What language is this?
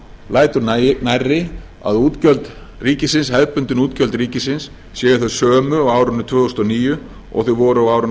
Icelandic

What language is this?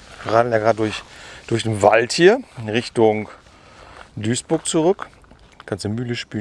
German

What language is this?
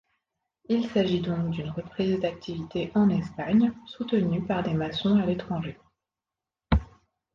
French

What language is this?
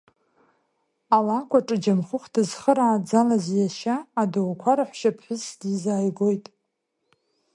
Abkhazian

